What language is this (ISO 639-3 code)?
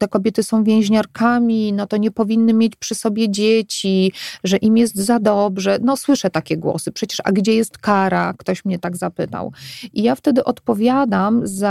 pol